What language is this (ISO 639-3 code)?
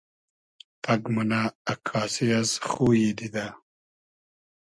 haz